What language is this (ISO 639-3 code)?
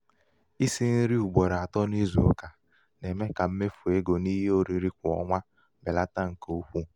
ibo